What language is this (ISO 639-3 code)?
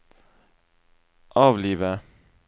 nor